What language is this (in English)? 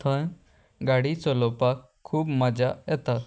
Konkani